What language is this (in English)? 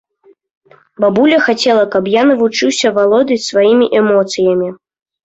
Belarusian